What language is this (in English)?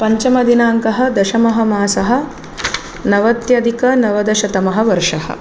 Sanskrit